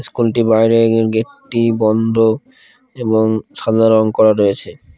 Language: Bangla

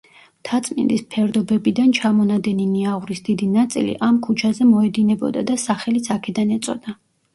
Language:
Georgian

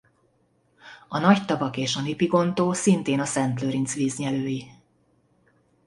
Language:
Hungarian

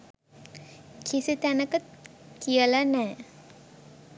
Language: Sinhala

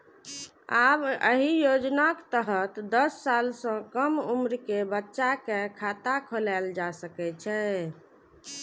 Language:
Maithili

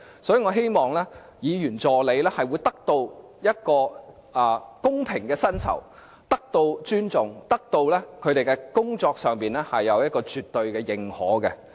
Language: Cantonese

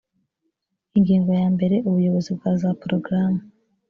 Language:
Kinyarwanda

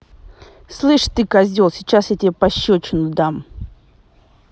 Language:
Russian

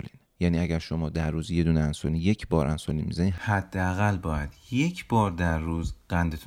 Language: Persian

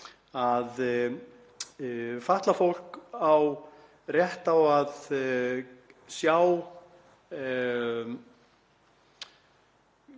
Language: Icelandic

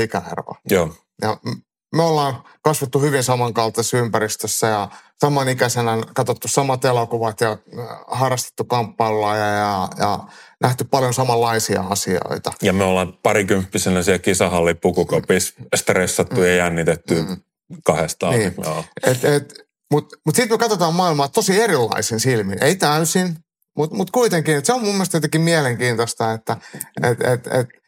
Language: Finnish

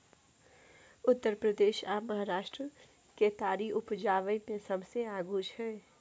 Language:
Maithili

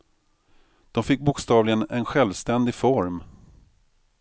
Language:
Swedish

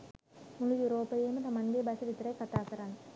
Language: Sinhala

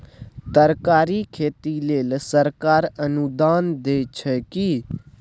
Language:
Maithili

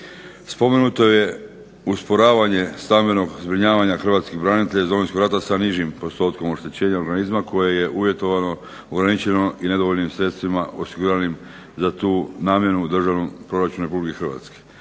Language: Croatian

